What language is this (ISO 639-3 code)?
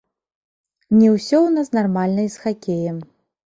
bel